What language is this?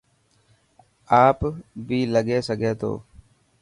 Dhatki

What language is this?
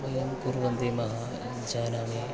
Sanskrit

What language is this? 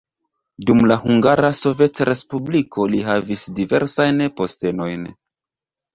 Esperanto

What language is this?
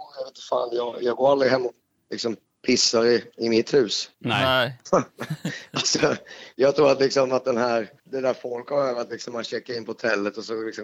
Swedish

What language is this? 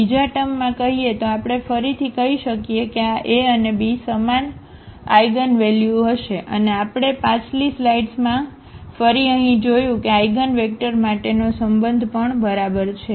Gujarati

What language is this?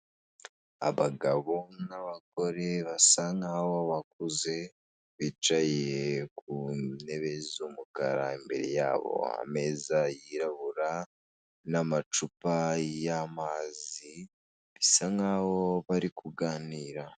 Kinyarwanda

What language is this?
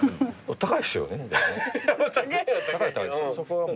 Japanese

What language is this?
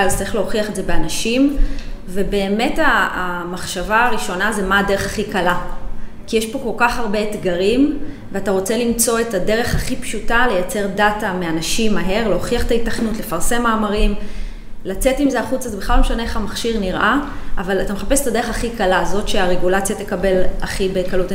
Hebrew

